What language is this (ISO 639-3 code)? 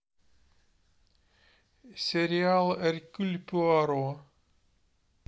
rus